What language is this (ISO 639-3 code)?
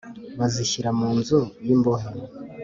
kin